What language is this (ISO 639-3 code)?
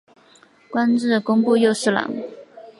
zho